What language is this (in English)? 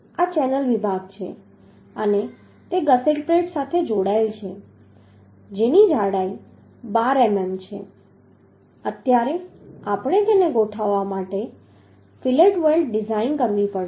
Gujarati